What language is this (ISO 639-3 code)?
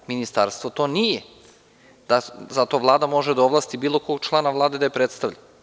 srp